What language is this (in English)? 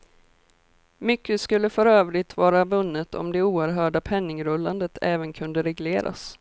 Swedish